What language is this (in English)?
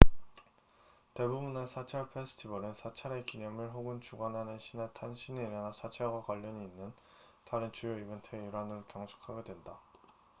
Korean